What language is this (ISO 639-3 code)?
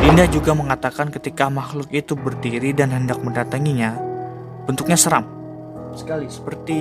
ind